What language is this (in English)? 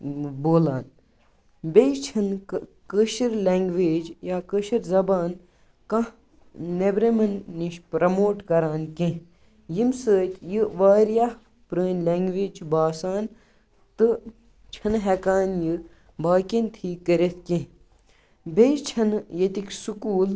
Kashmiri